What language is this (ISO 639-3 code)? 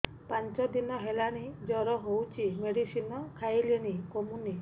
ori